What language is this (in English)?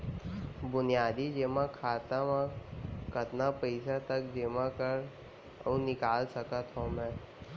Chhattisgarhi